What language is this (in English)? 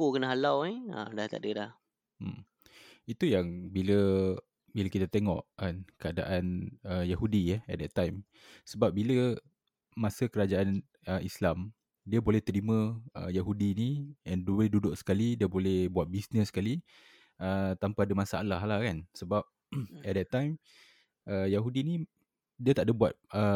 Malay